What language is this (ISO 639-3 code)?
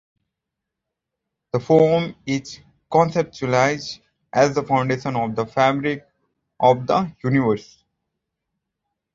eng